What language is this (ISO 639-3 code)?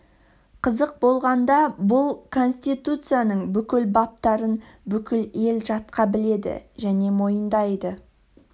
kaz